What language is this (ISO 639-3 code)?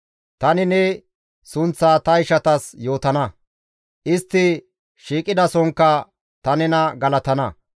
gmv